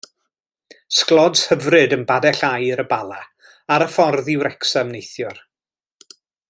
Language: Welsh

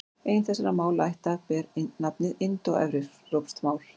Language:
Icelandic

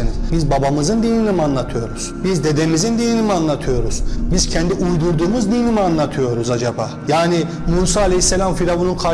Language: Turkish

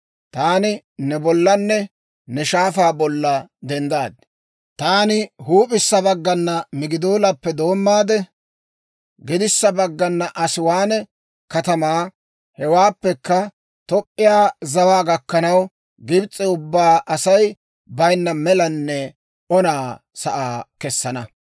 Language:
Dawro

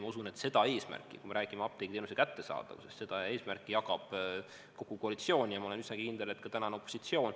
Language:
Estonian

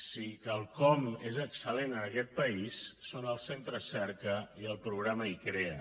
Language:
Catalan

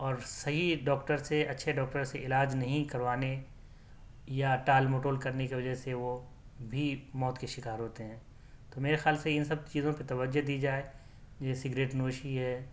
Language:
Urdu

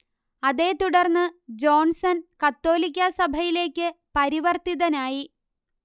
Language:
Malayalam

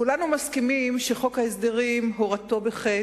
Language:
Hebrew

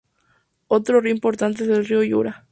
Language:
Spanish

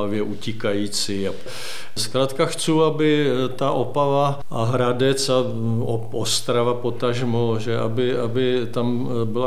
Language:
Czech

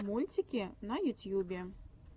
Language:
Russian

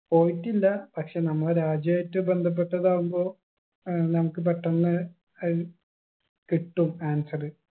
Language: Malayalam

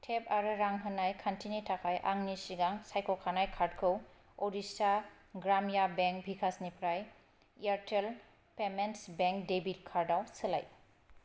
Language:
Bodo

